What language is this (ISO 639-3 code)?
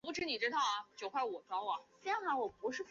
zho